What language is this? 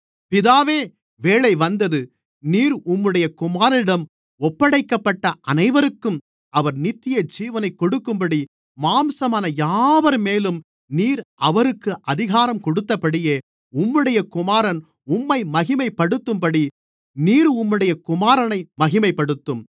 Tamil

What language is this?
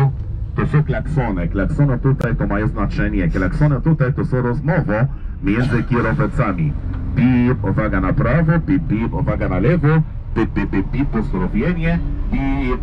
Polish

